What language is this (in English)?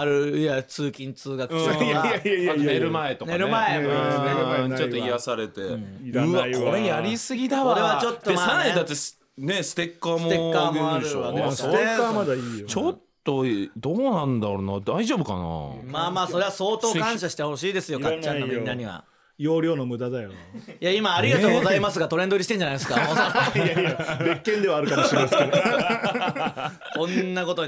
Japanese